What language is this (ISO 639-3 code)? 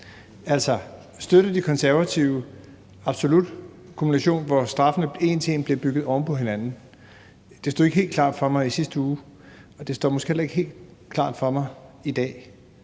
dan